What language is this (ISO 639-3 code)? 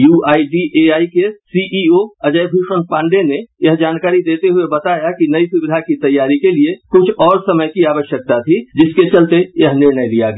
hin